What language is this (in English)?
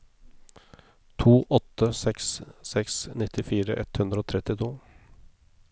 Norwegian